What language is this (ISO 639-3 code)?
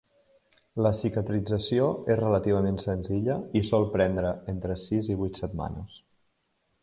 cat